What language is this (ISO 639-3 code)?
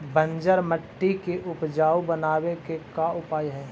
mag